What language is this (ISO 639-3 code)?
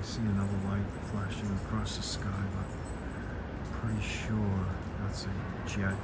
eng